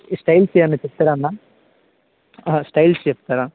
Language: Telugu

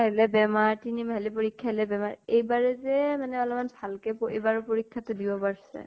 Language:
Assamese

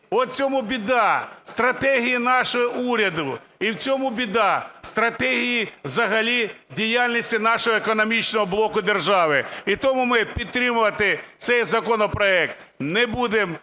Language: Ukrainian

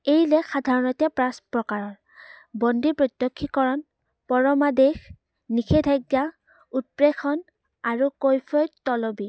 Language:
Assamese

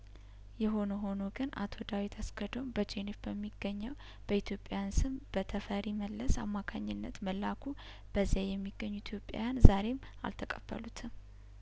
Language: Amharic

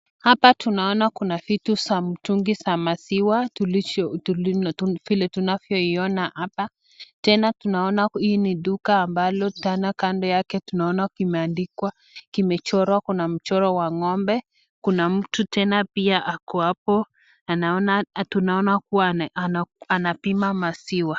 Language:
Swahili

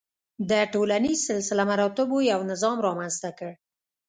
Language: Pashto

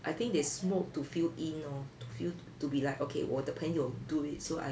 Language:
English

